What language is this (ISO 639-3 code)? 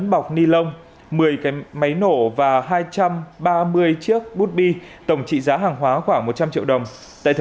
vie